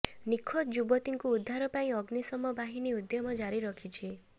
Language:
Odia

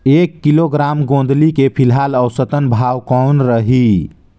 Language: Chhattisgarhi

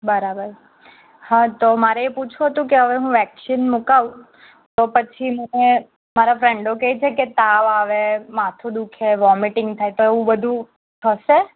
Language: Gujarati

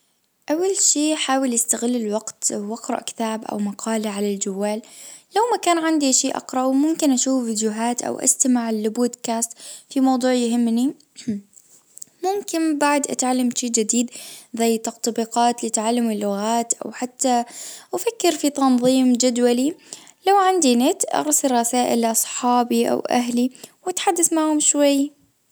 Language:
Najdi Arabic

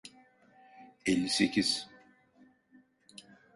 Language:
Turkish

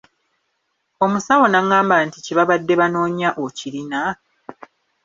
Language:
Ganda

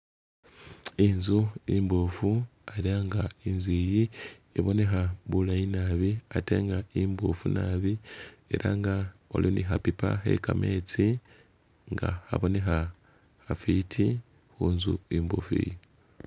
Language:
Masaaba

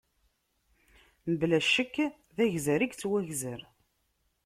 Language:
Kabyle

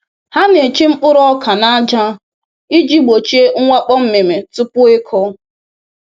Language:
Igbo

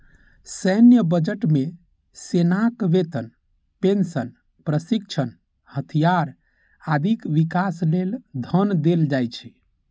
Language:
Maithili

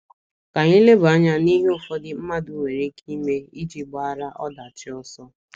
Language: Igbo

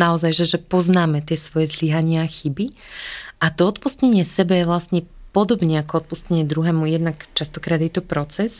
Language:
Slovak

